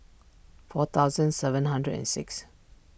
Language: English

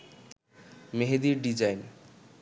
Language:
Bangla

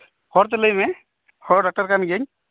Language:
Santali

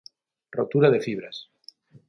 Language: Galician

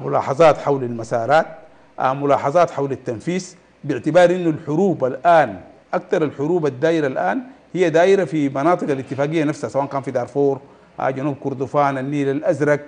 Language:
Arabic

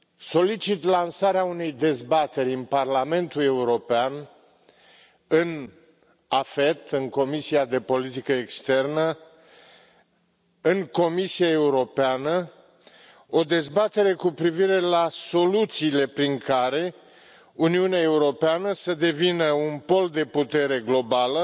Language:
Romanian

